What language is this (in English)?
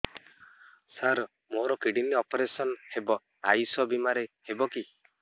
Odia